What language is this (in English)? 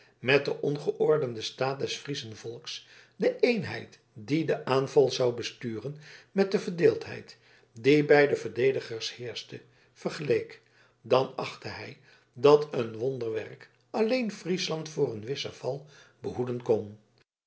Dutch